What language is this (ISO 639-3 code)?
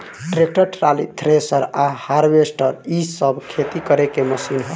bho